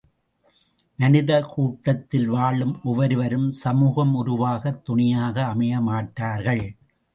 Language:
Tamil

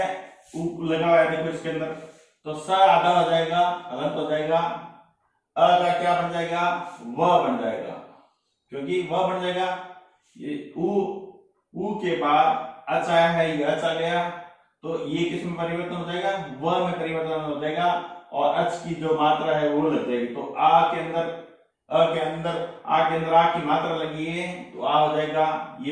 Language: Hindi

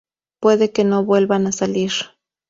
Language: Spanish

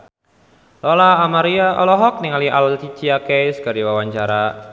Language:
Sundanese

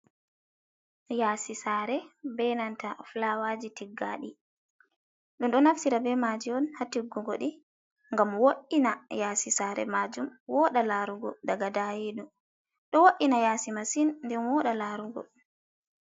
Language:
Fula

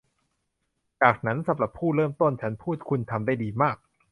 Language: Thai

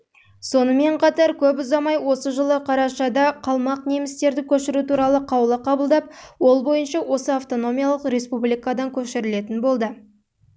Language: Kazakh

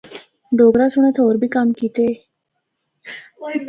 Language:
Northern Hindko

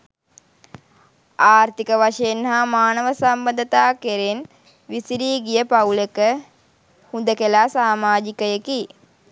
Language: Sinhala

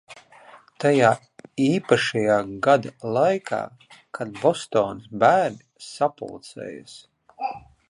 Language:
Latvian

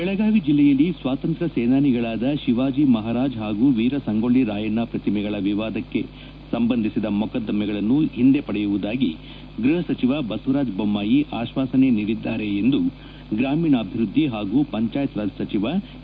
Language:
Kannada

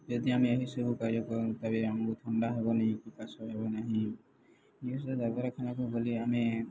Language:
Odia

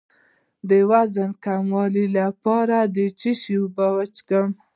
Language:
Pashto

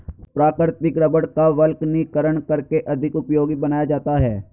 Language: Hindi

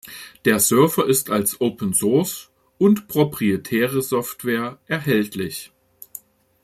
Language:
German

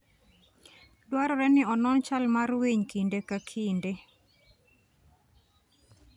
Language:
Luo (Kenya and Tanzania)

